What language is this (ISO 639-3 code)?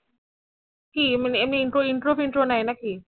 ben